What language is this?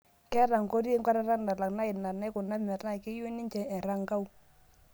Masai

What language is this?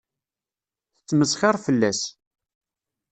Kabyle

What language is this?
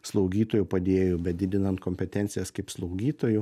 Lithuanian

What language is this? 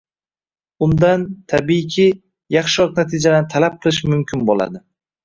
Uzbek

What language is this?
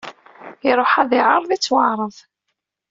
Kabyle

